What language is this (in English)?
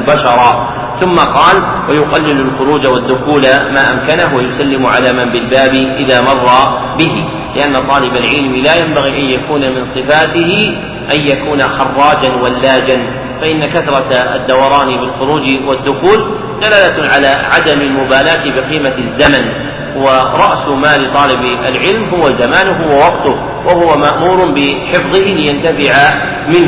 Arabic